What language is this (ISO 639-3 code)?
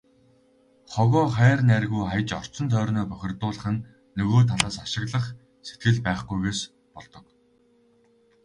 mon